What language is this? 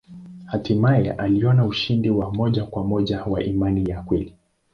Swahili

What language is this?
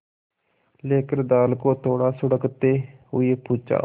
Hindi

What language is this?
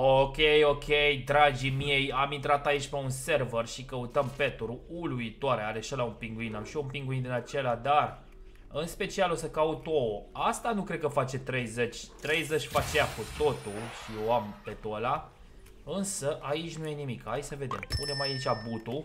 Romanian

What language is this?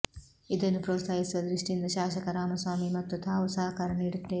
Kannada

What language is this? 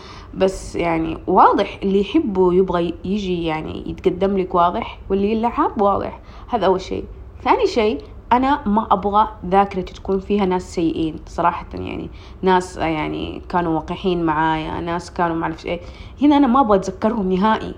Arabic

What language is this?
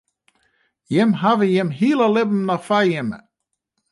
Western Frisian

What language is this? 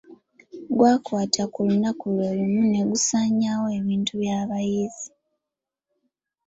Ganda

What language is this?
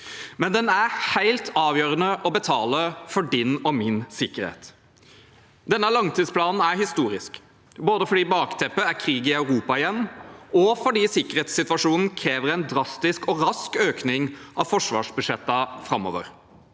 Norwegian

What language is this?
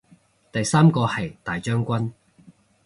Cantonese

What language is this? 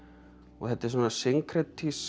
Icelandic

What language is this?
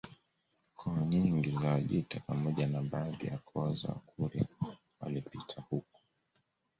Swahili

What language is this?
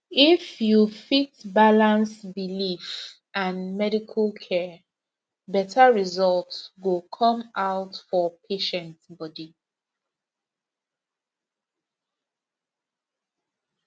Nigerian Pidgin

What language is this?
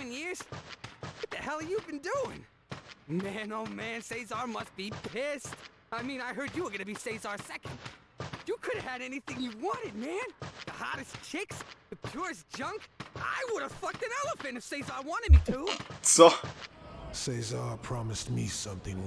Polish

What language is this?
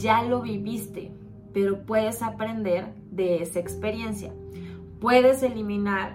Spanish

